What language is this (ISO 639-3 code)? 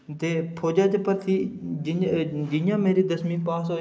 doi